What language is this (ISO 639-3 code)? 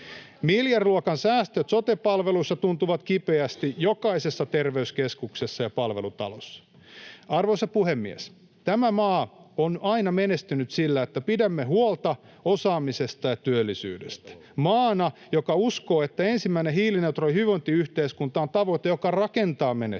fin